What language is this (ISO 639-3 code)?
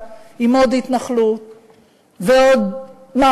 heb